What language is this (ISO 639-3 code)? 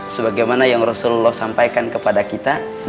ind